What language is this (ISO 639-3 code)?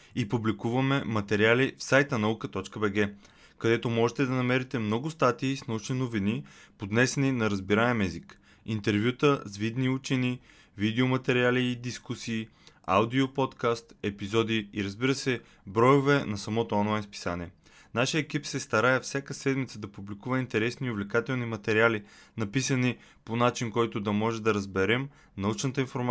bul